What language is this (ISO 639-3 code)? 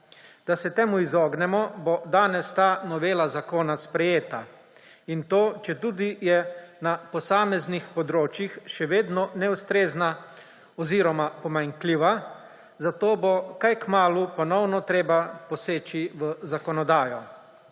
slv